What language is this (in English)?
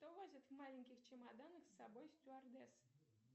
Russian